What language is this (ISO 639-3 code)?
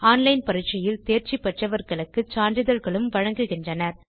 tam